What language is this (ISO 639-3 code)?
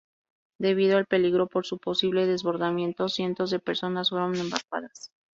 spa